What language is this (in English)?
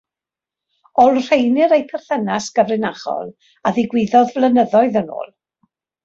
Welsh